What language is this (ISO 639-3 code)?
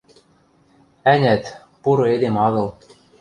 mrj